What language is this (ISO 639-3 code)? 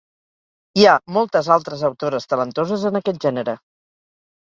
cat